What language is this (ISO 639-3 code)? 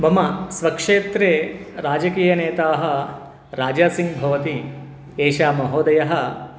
san